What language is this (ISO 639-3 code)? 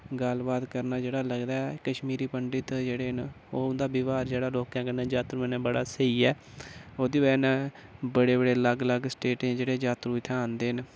doi